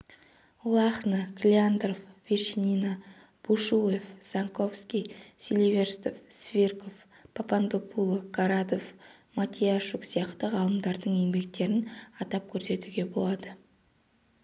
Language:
Kazakh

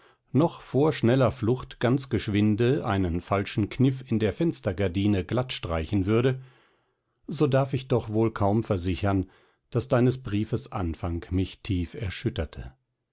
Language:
German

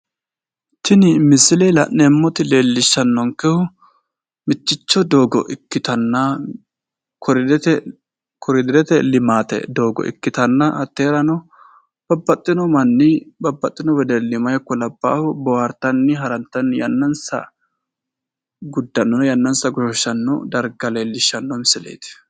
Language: Sidamo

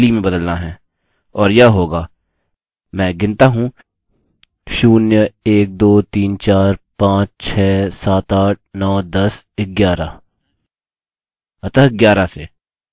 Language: Hindi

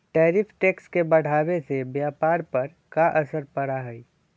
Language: Magahi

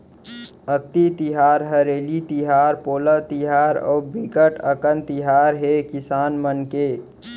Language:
Chhattisgarhi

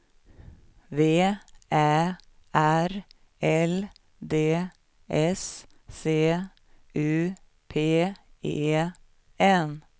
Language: Swedish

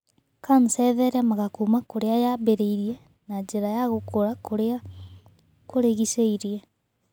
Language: Kikuyu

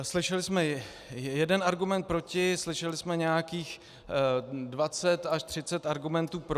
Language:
Czech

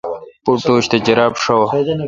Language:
Kalkoti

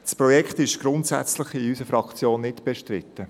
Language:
Swiss German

